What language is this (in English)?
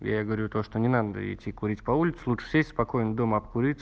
Russian